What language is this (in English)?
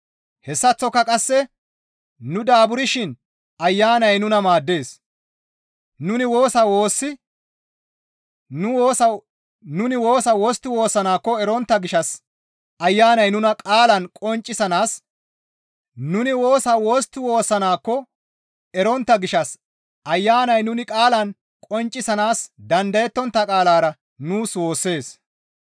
Gamo